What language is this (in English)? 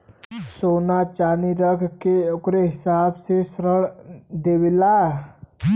Bhojpuri